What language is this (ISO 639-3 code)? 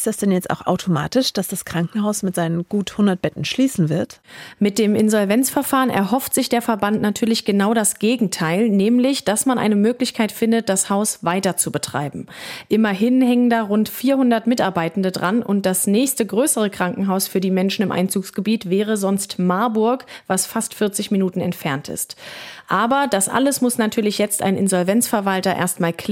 deu